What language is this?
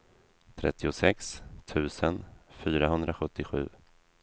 Swedish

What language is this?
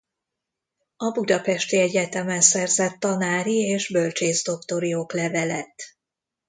Hungarian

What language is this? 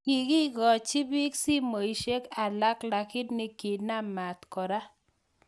Kalenjin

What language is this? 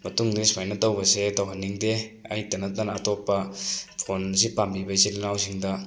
Manipuri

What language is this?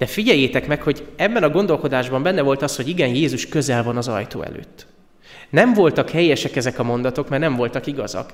Hungarian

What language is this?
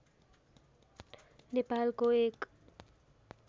Nepali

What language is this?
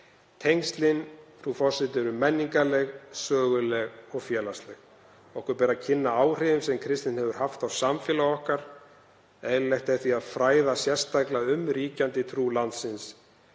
Icelandic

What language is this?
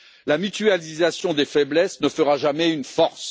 French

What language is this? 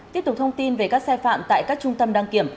Vietnamese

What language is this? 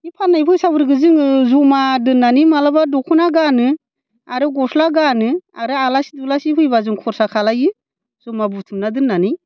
Bodo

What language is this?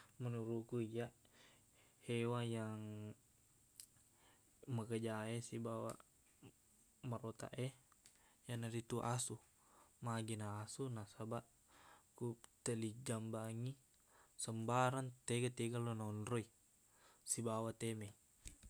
Buginese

